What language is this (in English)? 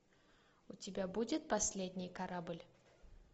Russian